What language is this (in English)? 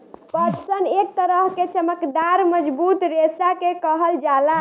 Bhojpuri